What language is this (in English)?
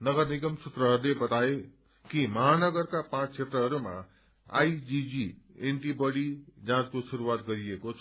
Nepali